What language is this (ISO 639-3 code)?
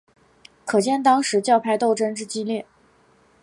zho